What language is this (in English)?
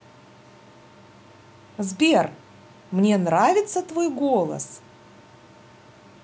Russian